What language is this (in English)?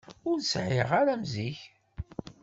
Kabyle